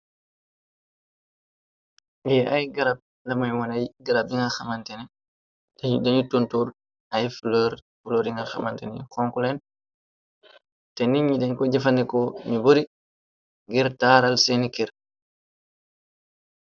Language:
Wolof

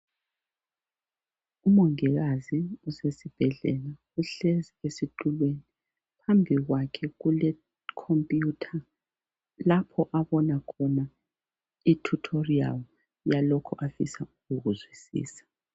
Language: North Ndebele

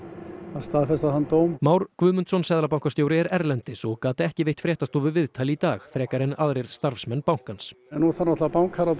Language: Icelandic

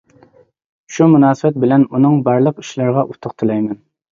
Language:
Uyghur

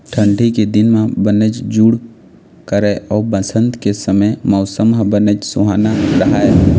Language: Chhattisgarhi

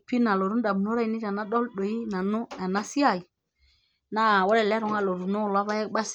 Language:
Masai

